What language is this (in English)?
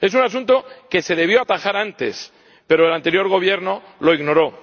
Spanish